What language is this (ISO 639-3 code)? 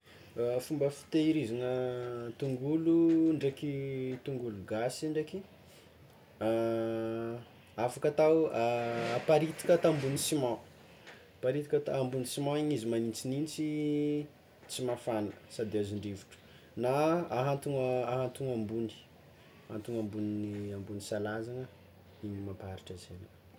xmw